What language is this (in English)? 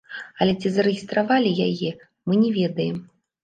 Belarusian